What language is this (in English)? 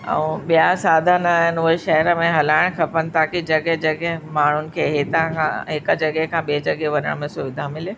Sindhi